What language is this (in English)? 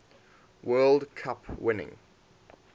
English